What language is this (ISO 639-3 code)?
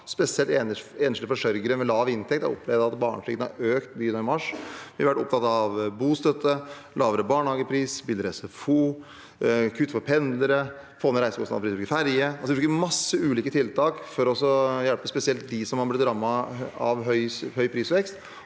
nor